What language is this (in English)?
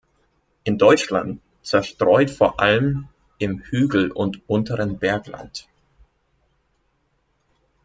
German